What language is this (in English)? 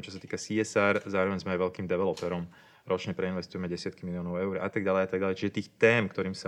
Slovak